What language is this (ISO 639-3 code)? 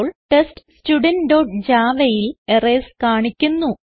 mal